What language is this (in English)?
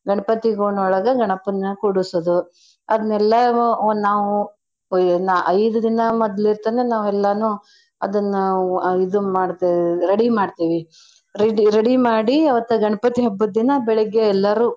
Kannada